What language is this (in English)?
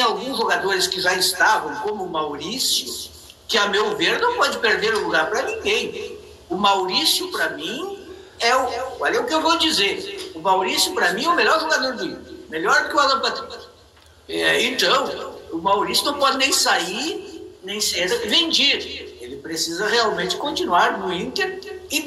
Portuguese